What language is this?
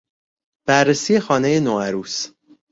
Persian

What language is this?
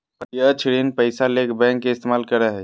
Magahi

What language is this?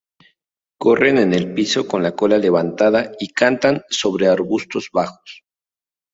Spanish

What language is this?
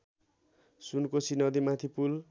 Nepali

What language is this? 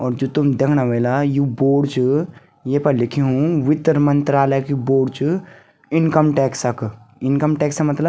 Garhwali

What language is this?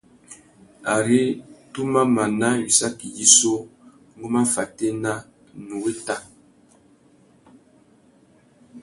Tuki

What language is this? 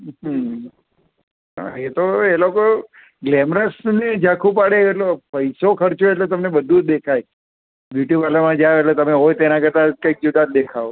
Gujarati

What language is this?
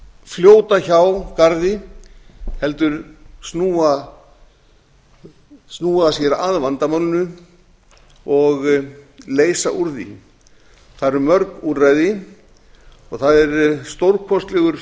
Icelandic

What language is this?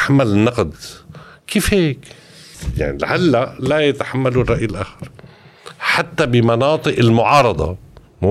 Arabic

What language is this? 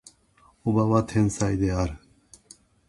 Japanese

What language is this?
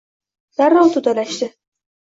Uzbek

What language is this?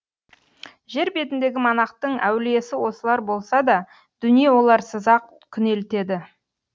Kazakh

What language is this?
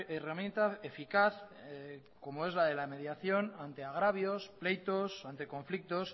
Spanish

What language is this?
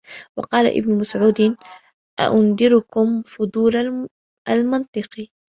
Arabic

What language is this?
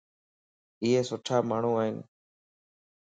Lasi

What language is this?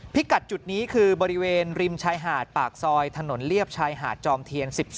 Thai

